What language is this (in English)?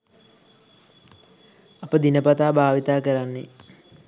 Sinhala